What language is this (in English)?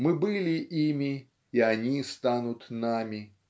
Russian